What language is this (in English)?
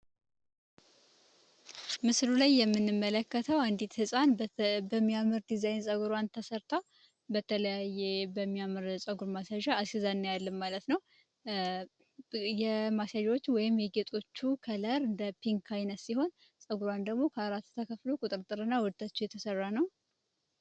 Amharic